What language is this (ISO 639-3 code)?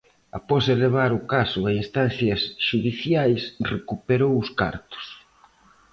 glg